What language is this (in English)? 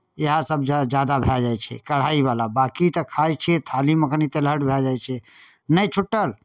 Maithili